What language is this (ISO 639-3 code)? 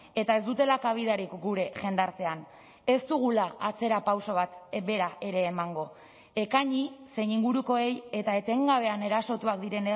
eus